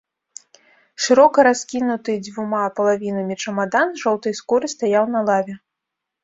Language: Belarusian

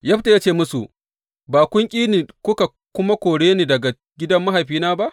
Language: Hausa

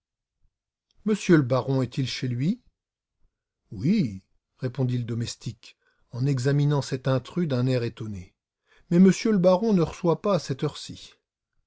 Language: French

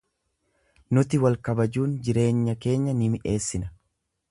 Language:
Oromo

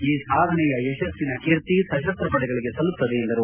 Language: Kannada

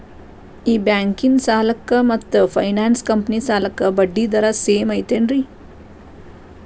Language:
Kannada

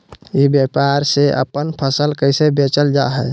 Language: Magahi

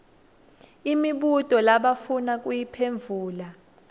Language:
Swati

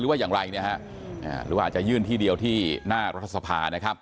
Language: Thai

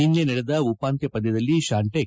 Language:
Kannada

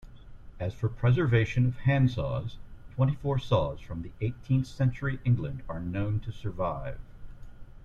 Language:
English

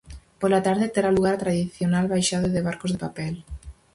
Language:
Galician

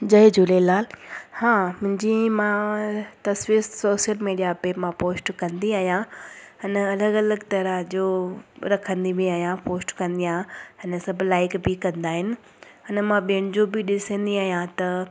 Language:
Sindhi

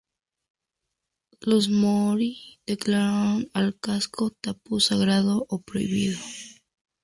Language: Spanish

